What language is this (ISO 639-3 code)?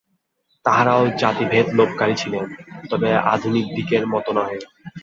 ben